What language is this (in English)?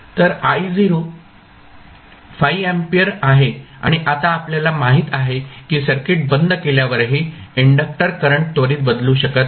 Marathi